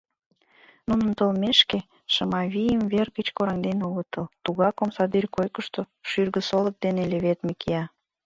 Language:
Mari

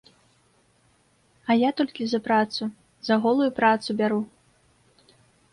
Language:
Belarusian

